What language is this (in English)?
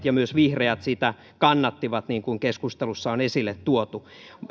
Finnish